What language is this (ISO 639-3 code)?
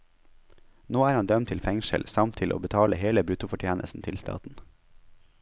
nor